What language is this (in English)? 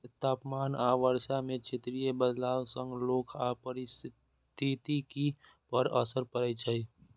Maithili